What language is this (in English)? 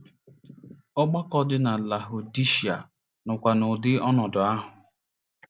Igbo